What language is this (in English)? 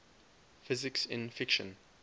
English